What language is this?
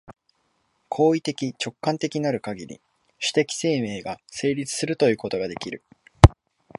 Japanese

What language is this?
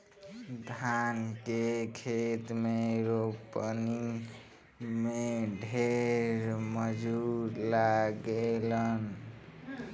Bhojpuri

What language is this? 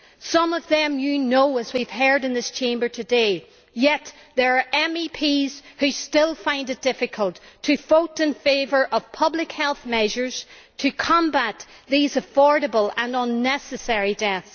English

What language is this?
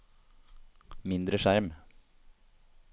Norwegian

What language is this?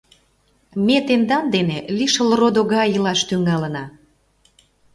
Mari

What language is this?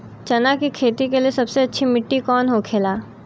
Bhojpuri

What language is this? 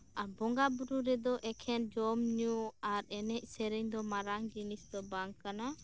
Santali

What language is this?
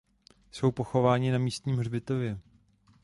Czech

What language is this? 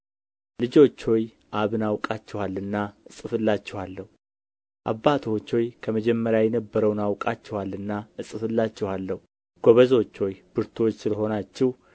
Amharic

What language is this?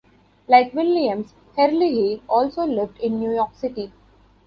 English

